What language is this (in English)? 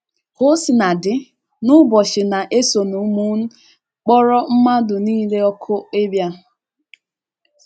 Igbo